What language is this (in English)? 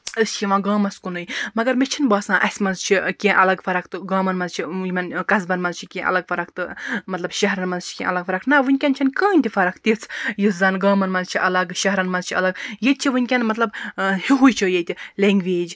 Kashmiri